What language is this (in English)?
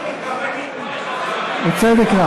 Hebrew